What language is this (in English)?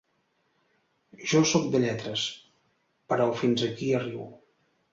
Catalan